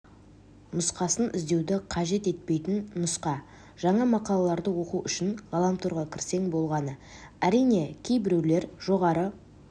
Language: Kazakh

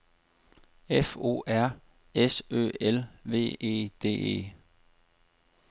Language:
Danish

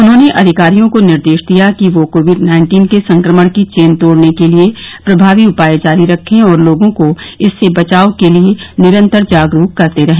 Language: Hindi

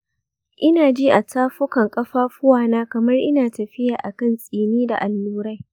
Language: Hausa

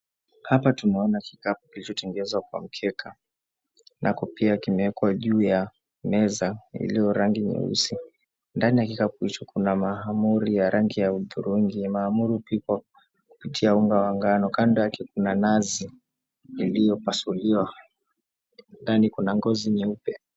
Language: Swahili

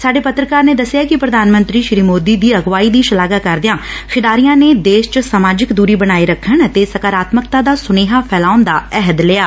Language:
Punjabi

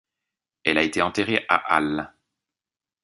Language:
French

